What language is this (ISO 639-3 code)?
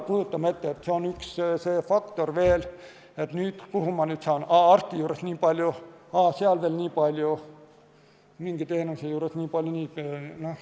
est